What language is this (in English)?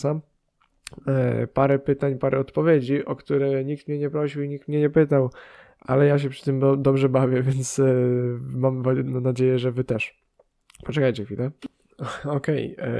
Polish